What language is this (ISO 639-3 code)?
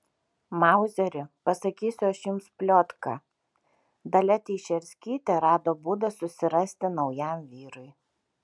lit